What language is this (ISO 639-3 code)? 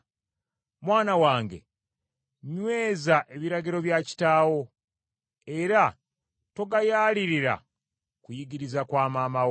lug